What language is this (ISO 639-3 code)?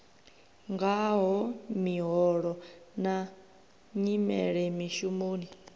ven